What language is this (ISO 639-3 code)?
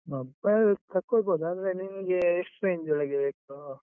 kan